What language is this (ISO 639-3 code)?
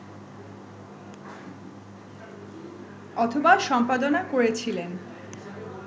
ben